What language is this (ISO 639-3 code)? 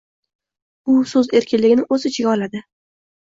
uzb